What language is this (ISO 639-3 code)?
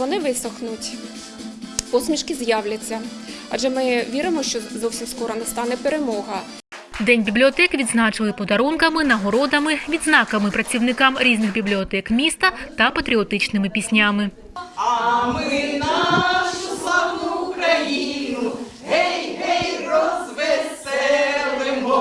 ukr